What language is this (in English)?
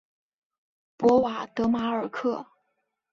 Chinese